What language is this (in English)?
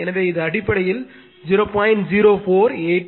Tamil